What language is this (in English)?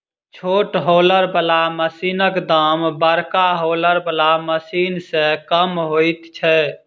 Maithili